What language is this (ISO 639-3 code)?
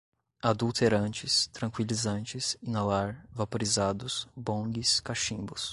por